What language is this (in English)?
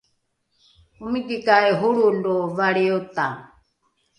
Rukai